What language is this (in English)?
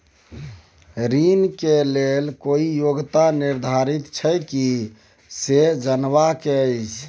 Maithili